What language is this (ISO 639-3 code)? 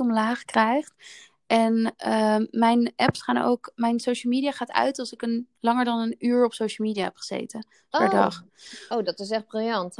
nld